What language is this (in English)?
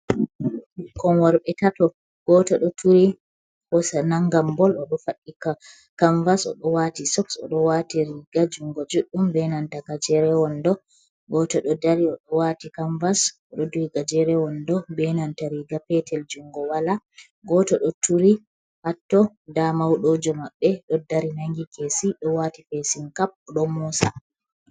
Fula